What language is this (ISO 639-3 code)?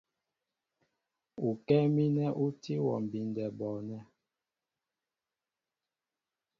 mbo